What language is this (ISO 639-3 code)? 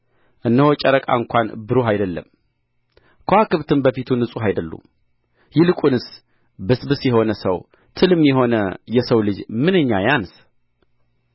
amh